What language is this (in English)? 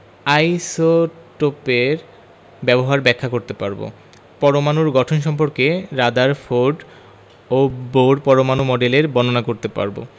Bangla